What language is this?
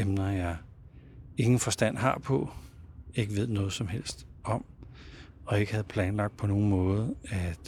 Danish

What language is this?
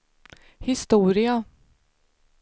Swedish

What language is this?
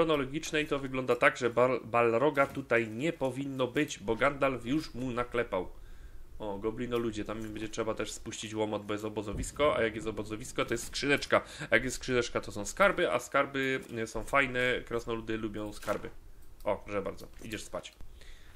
Polish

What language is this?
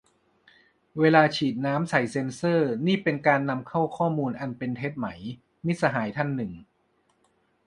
Thai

